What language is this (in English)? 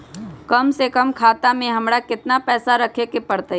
Magahi